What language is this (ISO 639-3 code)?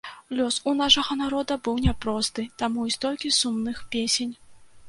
bel